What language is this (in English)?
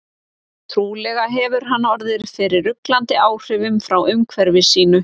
Icelandic